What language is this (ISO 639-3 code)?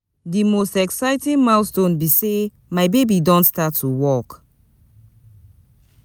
pcm